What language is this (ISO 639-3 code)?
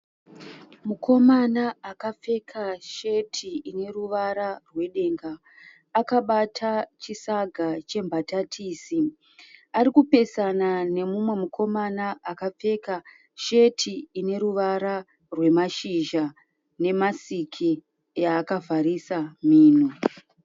sna